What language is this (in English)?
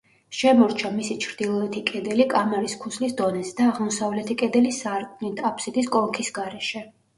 Georgian